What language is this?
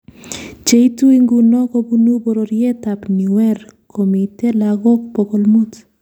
Kalenjin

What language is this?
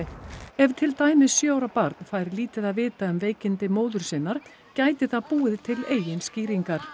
Icelandic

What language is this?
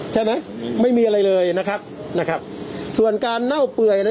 Thai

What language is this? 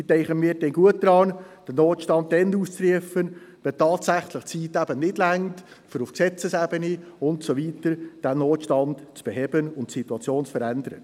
Swiss German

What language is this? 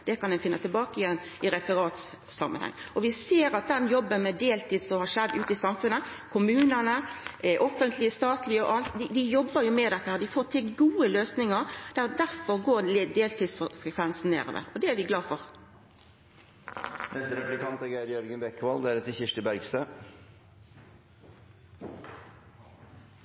Norwegian Nynorsk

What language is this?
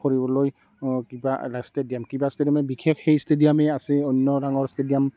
Assamese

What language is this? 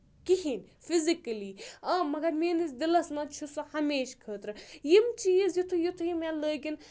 Kashmiri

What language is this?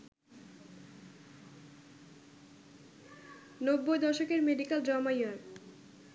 Bangla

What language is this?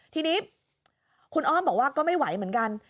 Thai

